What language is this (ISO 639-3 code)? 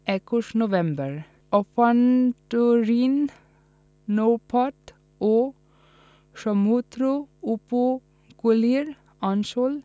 ben